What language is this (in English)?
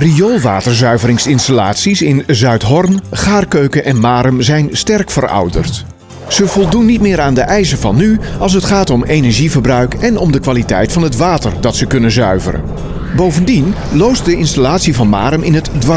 Dutch